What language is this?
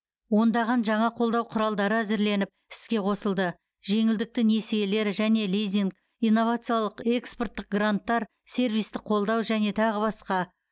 Kazakh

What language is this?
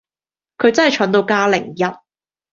Cantonese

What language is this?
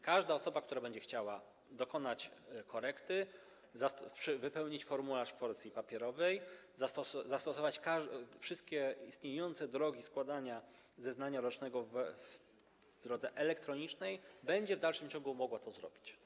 Polish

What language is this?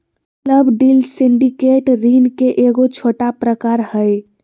Magahi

